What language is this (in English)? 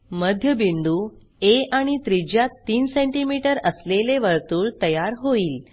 Marathi